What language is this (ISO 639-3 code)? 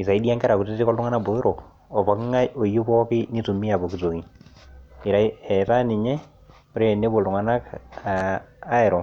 mas